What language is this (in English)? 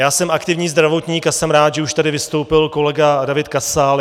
Czech